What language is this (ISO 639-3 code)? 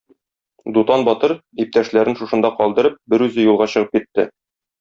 tat